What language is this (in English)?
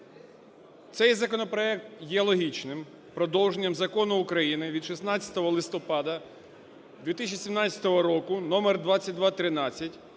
Ukrainian